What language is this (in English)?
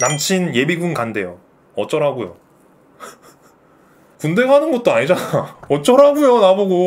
Korean